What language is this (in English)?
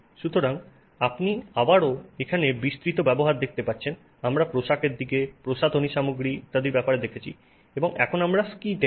Bangla